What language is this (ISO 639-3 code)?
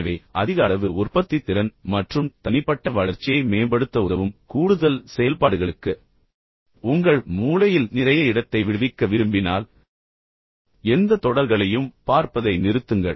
tam